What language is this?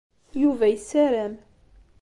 Kabyle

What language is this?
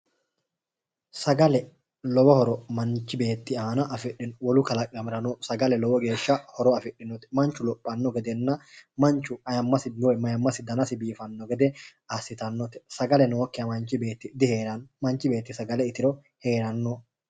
Sidamo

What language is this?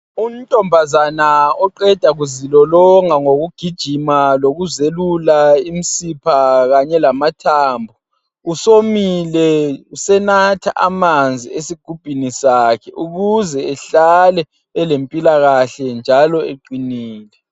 North Ndebele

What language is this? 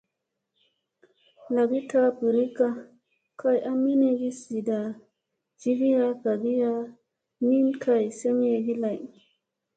Musey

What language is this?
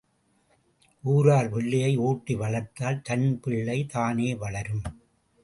Tamil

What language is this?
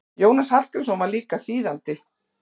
Icelandic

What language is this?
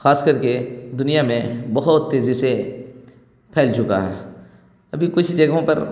Urdu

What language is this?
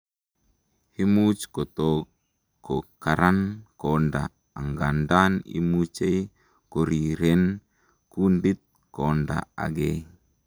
Kalenjin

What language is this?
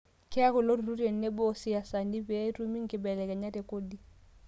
Masai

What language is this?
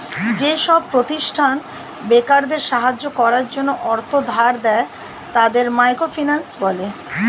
Bangla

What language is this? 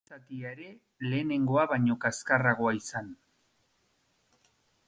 Basque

